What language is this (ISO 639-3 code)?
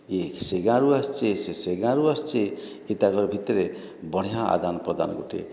ori